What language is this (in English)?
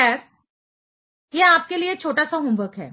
Hindi